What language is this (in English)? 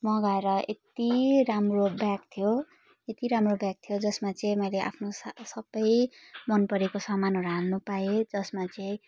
Nepali